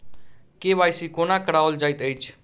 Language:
Maithili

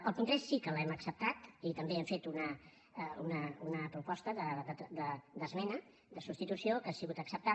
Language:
Catalan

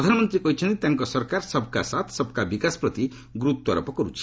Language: Odia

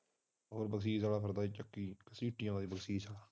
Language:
Punjabi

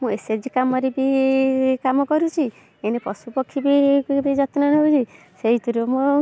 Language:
Odia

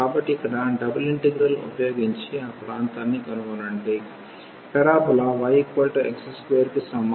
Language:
Telugu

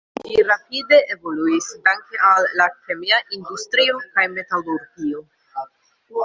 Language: Esperanto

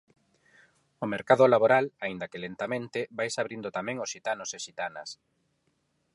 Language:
Galician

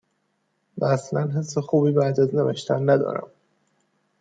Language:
Persian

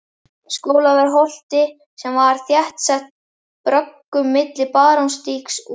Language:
Icelandic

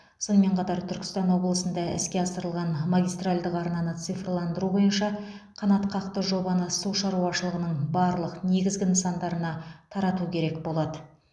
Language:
Kazakh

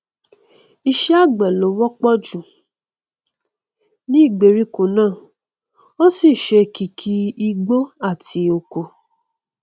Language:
Yoruba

